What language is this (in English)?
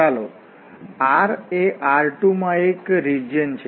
Gujarati